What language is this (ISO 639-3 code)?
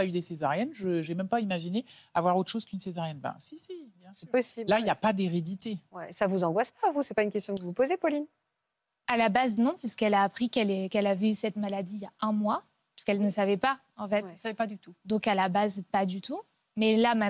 fra